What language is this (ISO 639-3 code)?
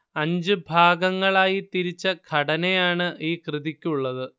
mal